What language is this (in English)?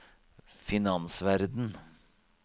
Norwegian